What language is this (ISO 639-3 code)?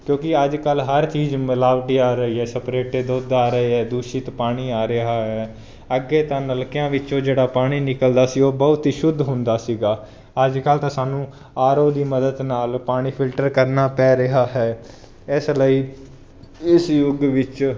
pan